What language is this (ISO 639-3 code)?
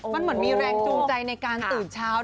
tha